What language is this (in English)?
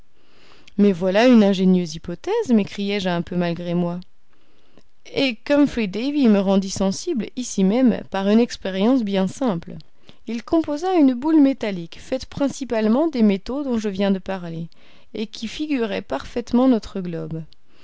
French